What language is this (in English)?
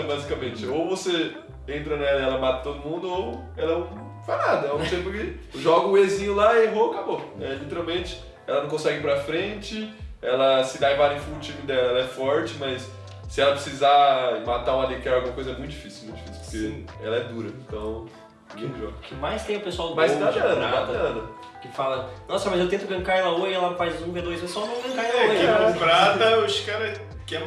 Portuguese